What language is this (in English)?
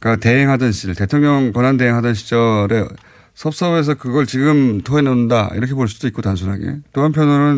Korean